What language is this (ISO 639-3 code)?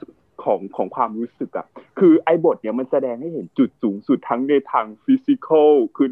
tha